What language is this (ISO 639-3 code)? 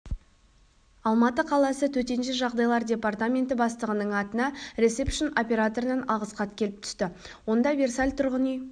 kaz